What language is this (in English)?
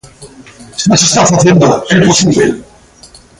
Galician